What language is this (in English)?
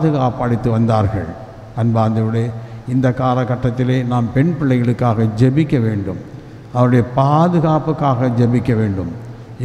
Tamil